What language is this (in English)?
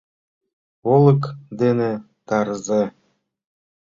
Mari